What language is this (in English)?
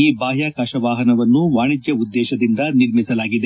Kannada